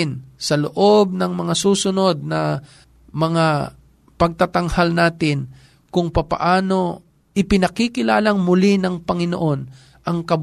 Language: Filipino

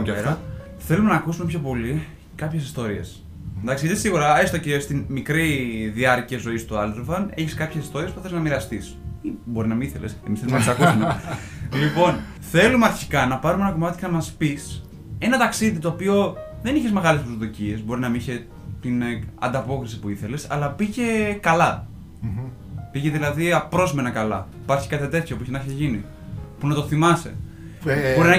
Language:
Greek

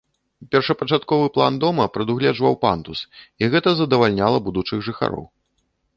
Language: Belarusian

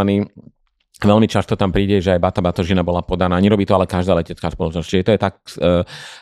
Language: Slovak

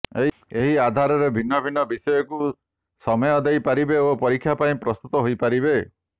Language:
Odia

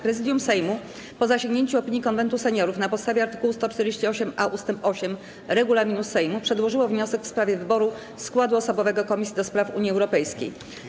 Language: Polish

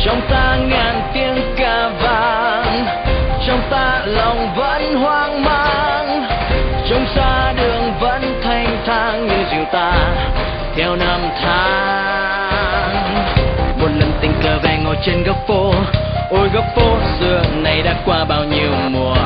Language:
Thai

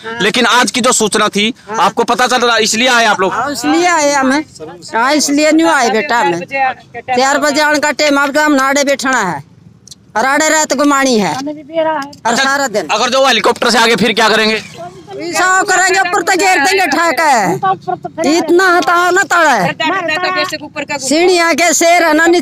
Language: Hindi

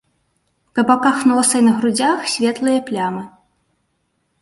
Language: Belarusian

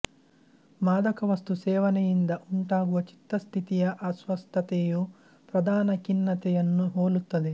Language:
Kannada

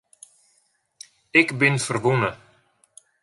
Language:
Western Frisian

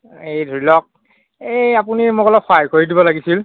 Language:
Assamese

